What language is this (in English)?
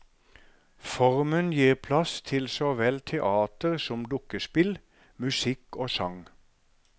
Norwegian